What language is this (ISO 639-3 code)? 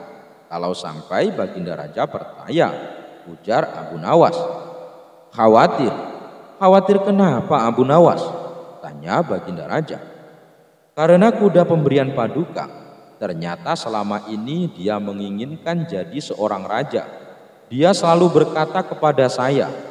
ind